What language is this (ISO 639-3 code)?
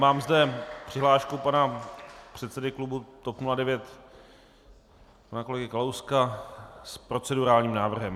ces